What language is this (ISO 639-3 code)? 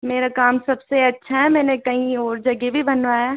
hin